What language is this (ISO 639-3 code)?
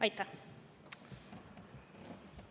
est